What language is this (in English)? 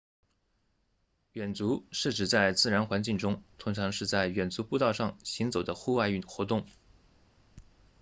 Chinese